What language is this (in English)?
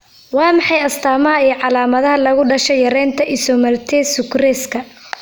Somali